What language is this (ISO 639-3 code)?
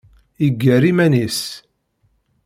kab